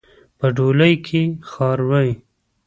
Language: Pashto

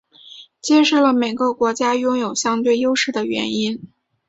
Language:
Chinese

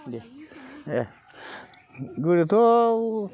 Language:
Bodo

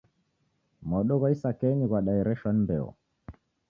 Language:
Taita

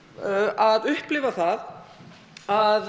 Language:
Icelandic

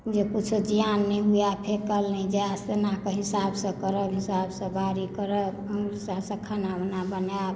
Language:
Maithili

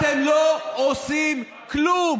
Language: Hebrew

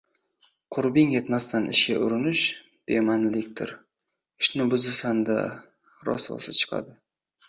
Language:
Uzbek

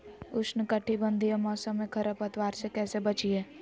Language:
Magahi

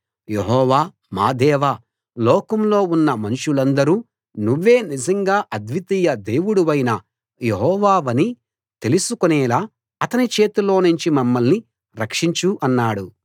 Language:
Telugu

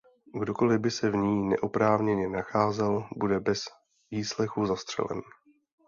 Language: Czech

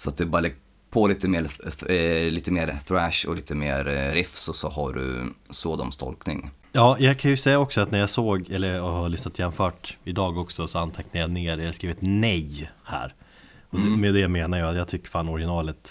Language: Swedish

